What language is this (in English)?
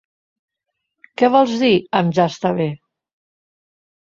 Catalan